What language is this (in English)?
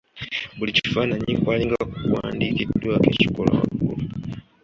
Ganda